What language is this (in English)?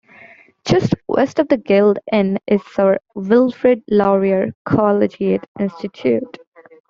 English